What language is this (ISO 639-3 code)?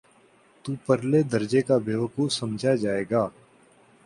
urd